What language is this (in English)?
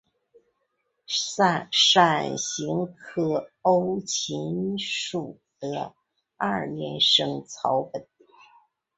Chinese